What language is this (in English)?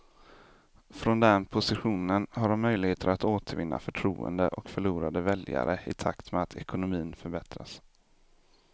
Swedish